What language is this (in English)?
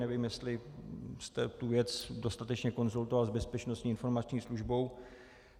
Czech